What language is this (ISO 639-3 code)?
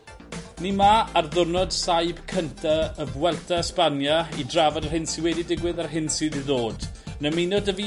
cym